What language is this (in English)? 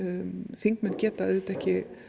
Icelandic